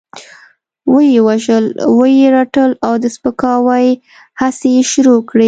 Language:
Pashto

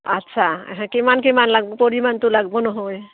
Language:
Assamese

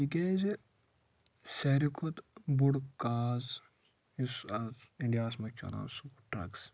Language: Kashmiri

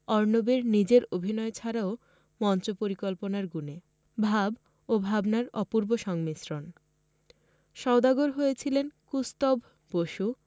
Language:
Bangla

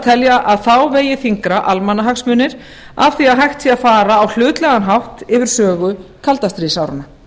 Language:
Icelandic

